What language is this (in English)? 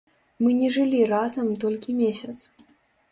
Belarusian